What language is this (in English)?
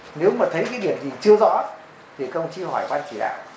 Vietnamese